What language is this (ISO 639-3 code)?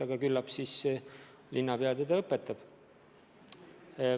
est